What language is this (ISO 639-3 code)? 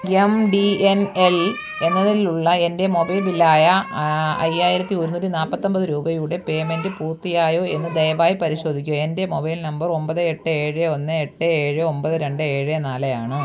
mal